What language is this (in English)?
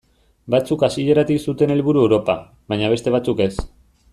Basque